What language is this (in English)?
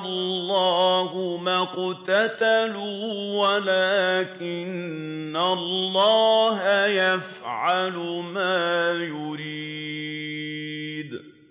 Arabic